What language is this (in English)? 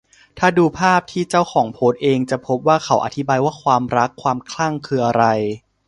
Thai